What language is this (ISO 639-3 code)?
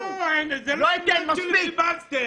heb